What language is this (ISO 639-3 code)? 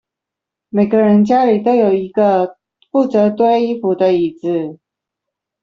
zho